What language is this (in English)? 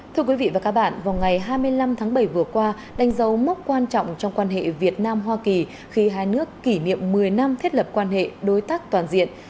Vietnamese